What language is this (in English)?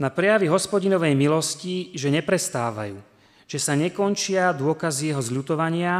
Slovak